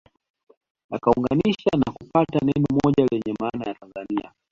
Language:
Swahili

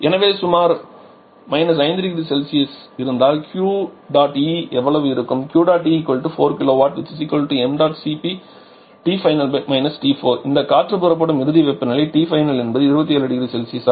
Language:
Tamil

